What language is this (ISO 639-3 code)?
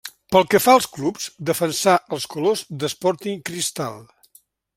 cat